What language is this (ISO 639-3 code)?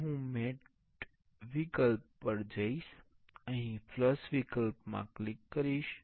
guj